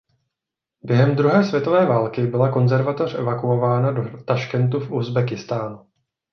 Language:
Czech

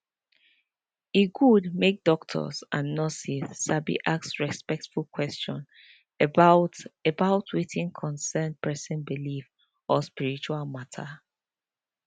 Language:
Nigerian Pidgin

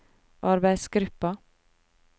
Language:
Norwegian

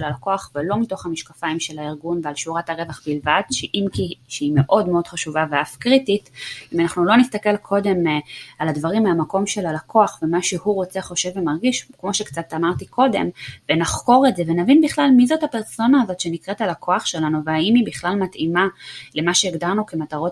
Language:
Hebrew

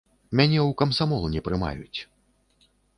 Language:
Belarusian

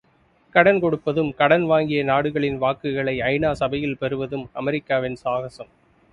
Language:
Tamil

